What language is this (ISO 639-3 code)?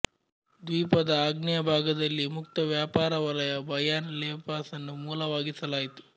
kan